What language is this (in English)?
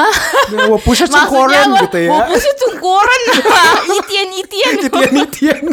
Indonesian